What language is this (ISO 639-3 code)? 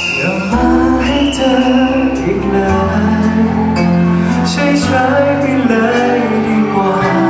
tha